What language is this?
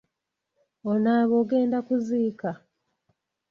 Ganda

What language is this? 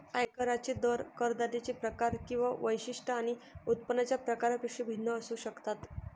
Marathi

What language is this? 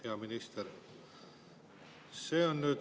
Estonian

